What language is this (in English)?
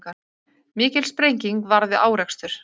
Icelandic